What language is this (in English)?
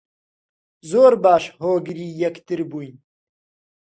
Central Kurdish